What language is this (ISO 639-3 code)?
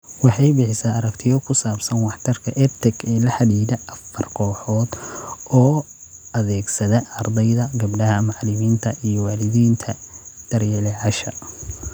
som